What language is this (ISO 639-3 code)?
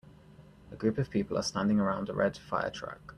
eng